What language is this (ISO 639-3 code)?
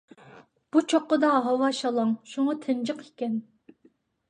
uig